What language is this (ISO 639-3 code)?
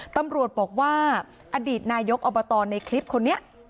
tha